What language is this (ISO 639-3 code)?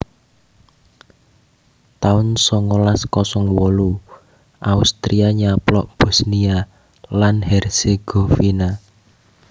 jav